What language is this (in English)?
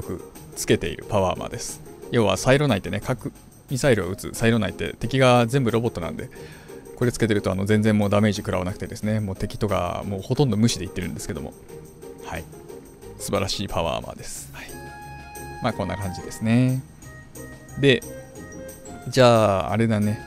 Japanese